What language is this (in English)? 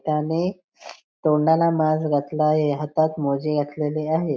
Marathi